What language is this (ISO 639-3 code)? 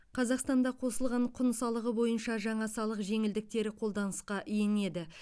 kaz